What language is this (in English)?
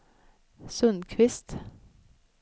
Swedish